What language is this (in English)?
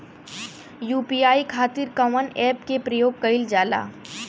Bhojpuri